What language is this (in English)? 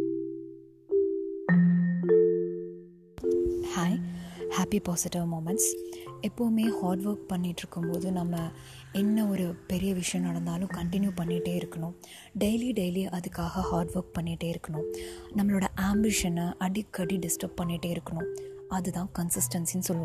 Tamil